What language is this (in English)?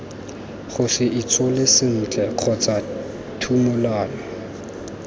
Tswana